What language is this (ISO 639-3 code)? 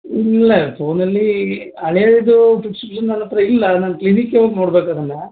kan